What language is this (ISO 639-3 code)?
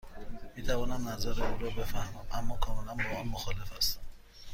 fas